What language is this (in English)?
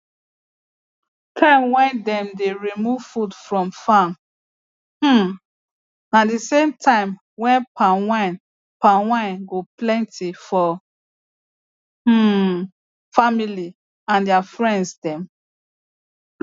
Nigerian Pidgin